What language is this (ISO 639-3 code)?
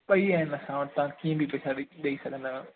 snd